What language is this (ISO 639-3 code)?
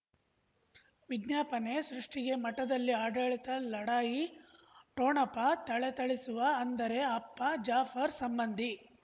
kan